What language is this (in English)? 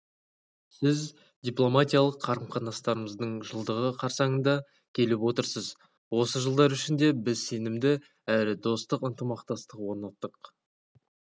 Kazakh